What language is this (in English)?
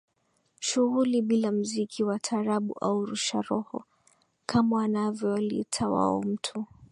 Swahili